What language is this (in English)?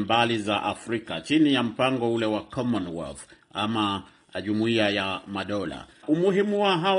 Swahili